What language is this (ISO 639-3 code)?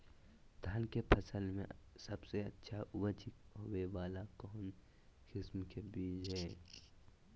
mag